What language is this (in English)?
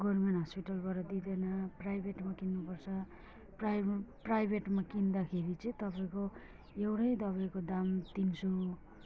Nepali